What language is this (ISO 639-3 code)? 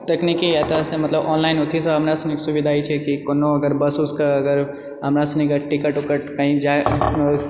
mai